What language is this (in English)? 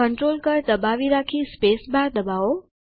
Gujarati